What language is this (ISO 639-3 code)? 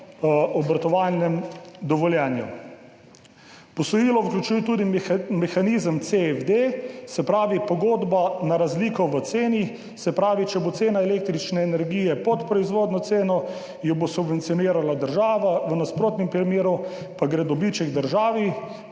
slv